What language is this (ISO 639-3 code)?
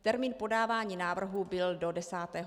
ces